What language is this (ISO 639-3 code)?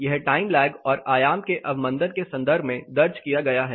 hin